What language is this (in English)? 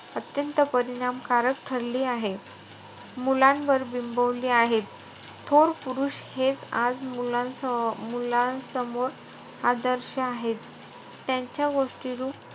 Marathi